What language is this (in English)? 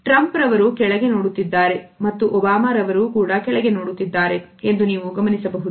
Kannada